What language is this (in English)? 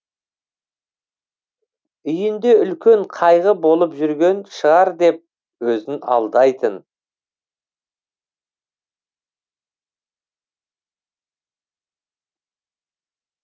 Kazakh